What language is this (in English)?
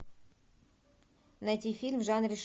Russian